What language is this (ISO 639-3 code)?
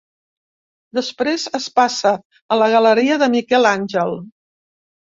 cat